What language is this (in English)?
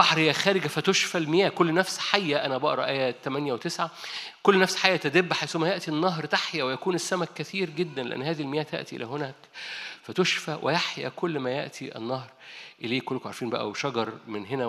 Arabic